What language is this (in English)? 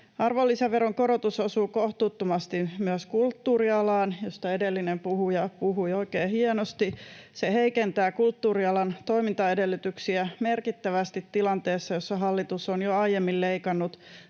Finnish